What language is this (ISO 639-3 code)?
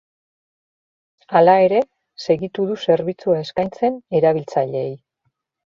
eus